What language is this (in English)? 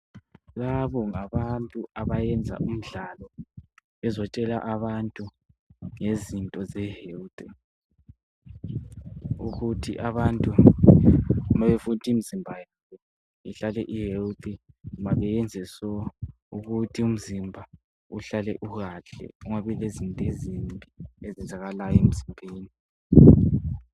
North Ndebele